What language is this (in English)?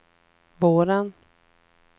Swedish